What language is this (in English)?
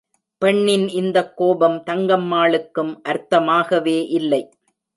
Tamil